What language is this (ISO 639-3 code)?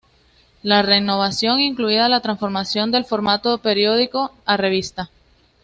spa